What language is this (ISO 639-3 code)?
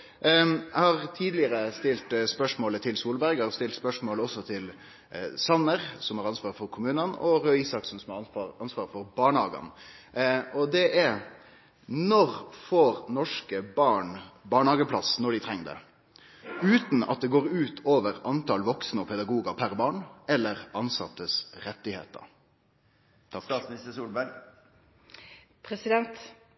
nno